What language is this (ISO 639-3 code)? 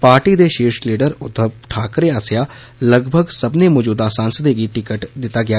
doi